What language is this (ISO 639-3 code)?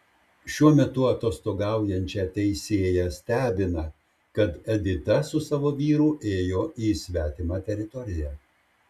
lit